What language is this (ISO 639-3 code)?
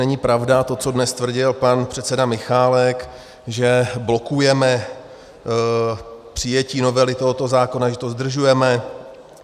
ces